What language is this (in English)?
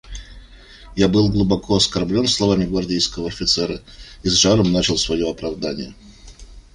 Russian